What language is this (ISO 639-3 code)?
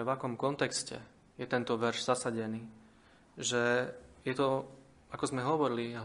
slk